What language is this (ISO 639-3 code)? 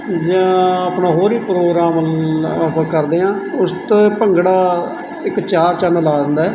pan